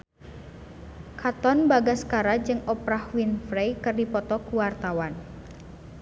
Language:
Sundanese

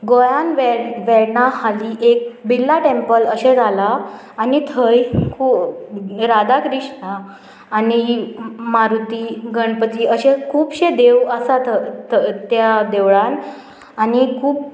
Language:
Konkani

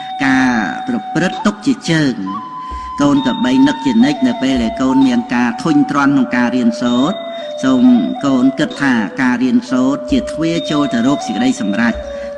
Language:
Khmer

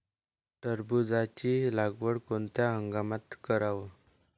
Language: Marathi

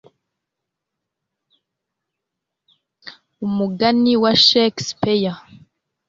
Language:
Kinyarwanda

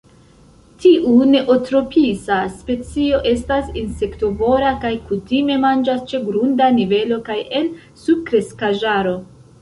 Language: Esperanto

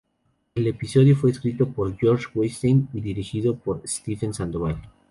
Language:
Spanish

